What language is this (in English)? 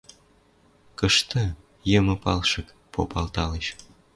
Western Mari